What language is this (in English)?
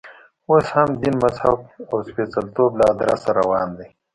Pashto